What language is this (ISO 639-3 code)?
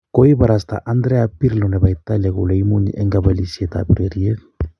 kln